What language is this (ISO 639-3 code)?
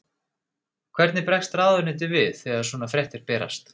isl